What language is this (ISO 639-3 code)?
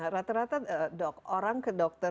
ind